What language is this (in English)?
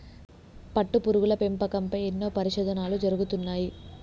Telugu